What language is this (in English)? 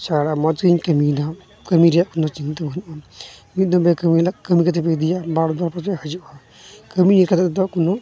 Santali